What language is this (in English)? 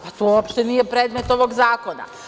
Serbian